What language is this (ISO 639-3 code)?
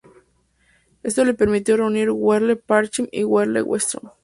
spa